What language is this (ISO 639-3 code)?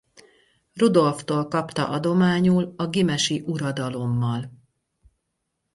hun